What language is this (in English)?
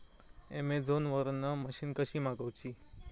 Marathi